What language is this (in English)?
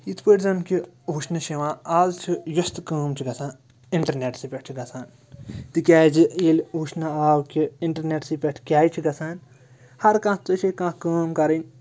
Kashmiri